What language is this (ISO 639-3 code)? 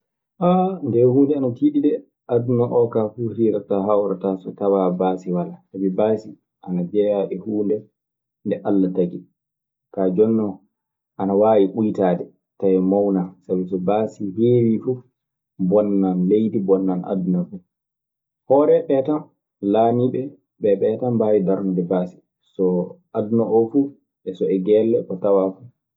ffm